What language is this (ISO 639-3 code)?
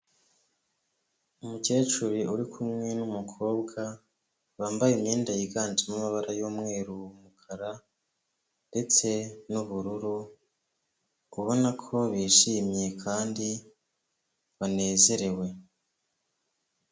kin